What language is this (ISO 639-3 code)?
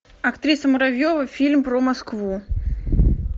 rus